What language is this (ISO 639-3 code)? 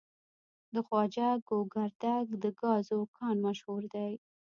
pus